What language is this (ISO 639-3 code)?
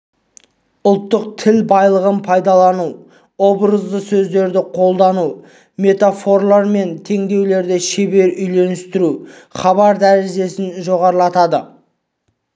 kaz